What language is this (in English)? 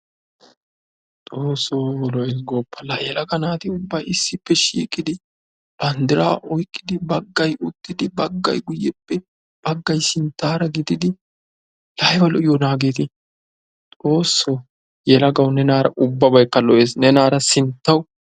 Wolaytta